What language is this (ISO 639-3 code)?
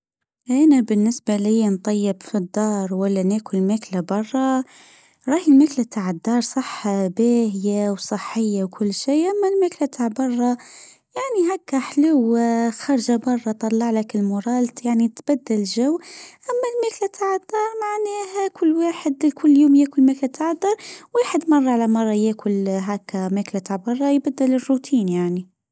aeb